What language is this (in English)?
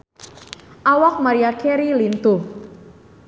Sundanese